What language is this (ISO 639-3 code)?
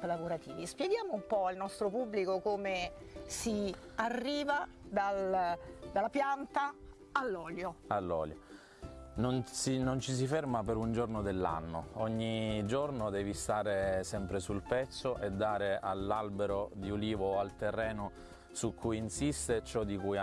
ita